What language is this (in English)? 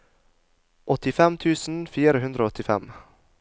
Norwegian